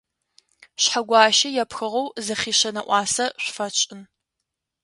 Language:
Adyghe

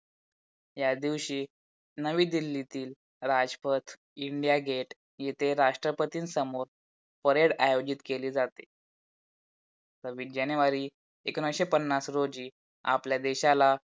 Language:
Marathi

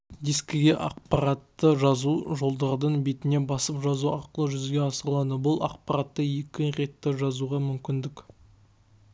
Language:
Kazakh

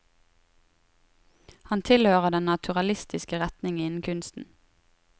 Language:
Norwegian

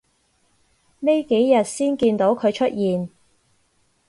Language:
Cantonese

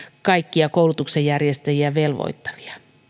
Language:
Finnish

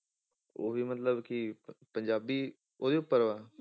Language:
Punjabi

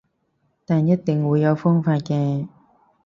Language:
Cantonese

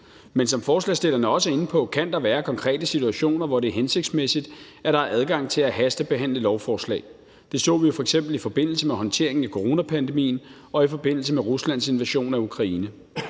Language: Danish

